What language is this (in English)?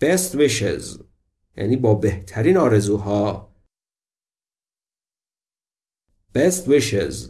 Persian